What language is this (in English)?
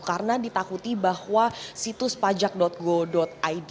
Indonesian